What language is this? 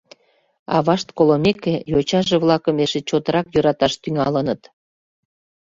Mari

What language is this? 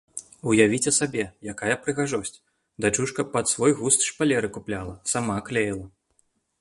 Belarusian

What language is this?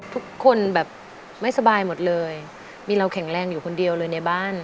Thai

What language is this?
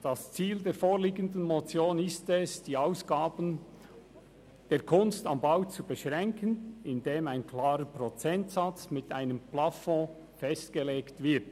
Swiss German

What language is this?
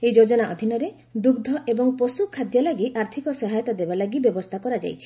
Odia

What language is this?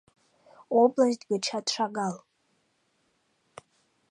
Mari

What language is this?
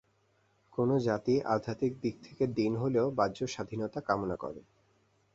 Bangla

